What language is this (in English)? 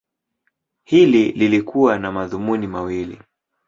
Swahili